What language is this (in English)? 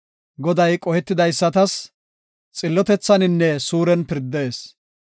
Gofa